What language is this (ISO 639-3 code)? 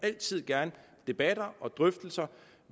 dan